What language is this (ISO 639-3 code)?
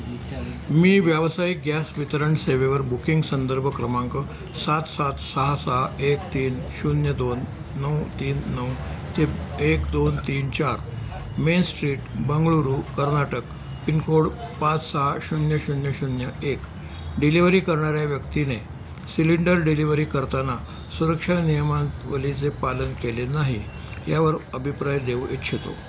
mar